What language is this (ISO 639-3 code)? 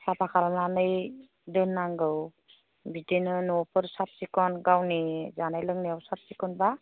brx